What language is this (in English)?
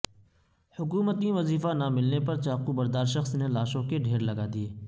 Urdu